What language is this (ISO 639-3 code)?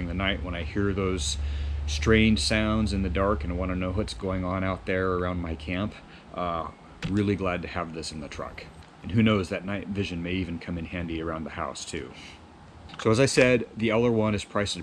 eng